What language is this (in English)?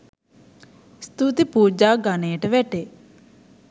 Sinhala